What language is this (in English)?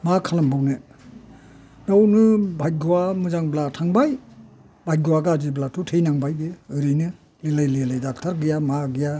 Bodo